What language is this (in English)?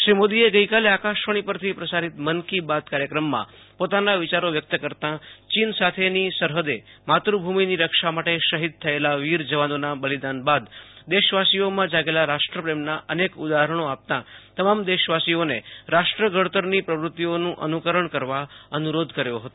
Gujarati